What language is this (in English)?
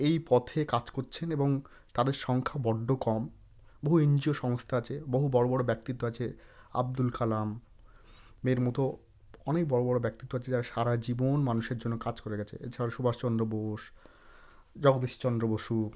Bangla